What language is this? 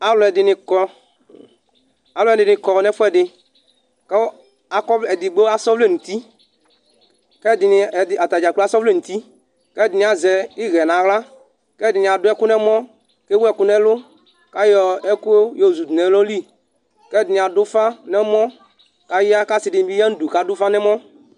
Ikposo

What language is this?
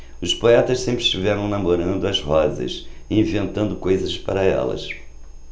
Portuguese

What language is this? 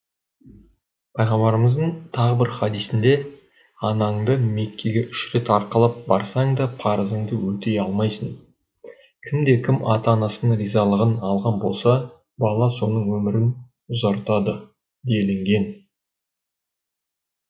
Kazakh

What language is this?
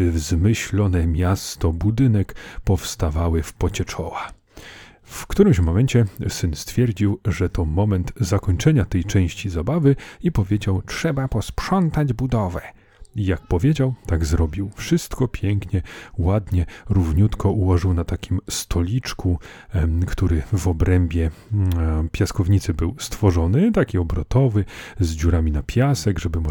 Polish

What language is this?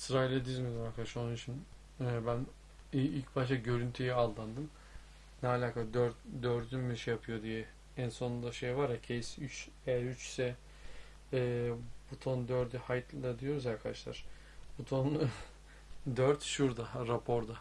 Turkish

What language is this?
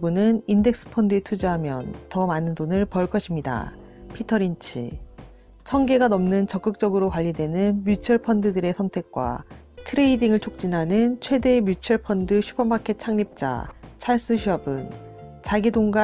Korean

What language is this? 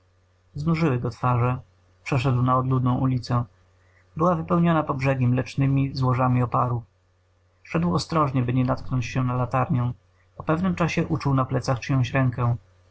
Polish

